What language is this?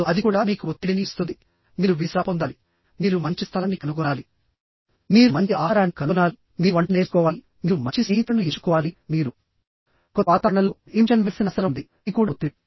Telugu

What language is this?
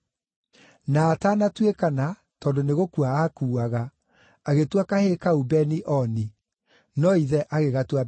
Kikuyu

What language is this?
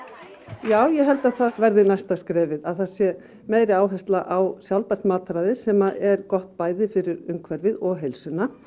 Icelandic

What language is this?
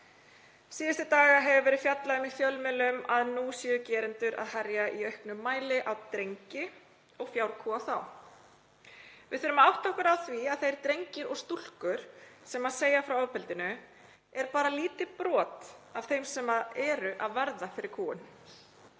Icelandic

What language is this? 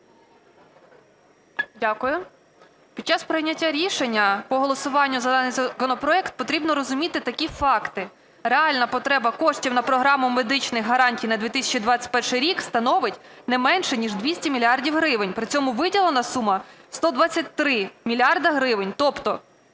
Ukrainian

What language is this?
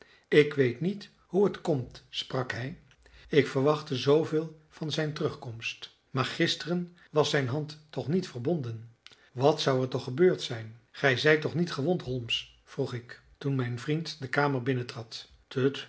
Dutch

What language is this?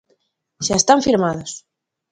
Galician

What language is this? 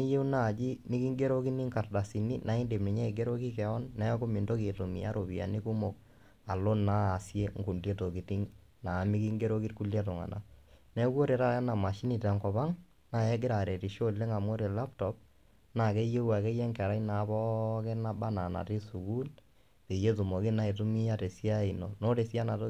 Masai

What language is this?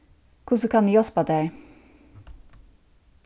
Faroese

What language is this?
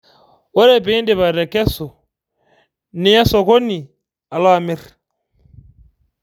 Masai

